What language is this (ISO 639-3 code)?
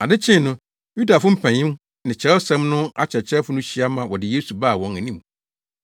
aka